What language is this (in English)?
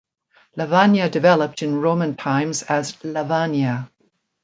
English